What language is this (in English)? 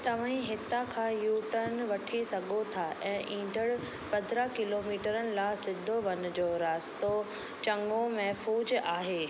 Sindhi